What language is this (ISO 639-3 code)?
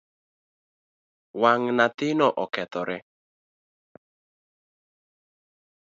luo